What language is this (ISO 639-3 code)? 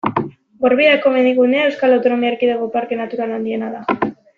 eus